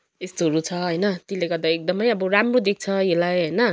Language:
Nepali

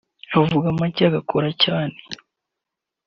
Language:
Kinyarwanda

